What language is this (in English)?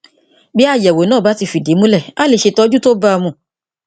Yoruba